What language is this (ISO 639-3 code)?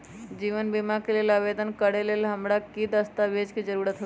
mag